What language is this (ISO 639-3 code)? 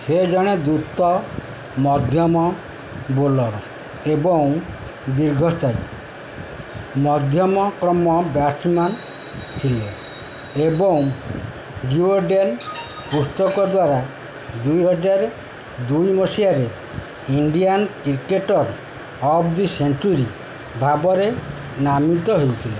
ori